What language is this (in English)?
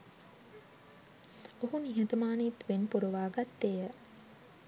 Sinhala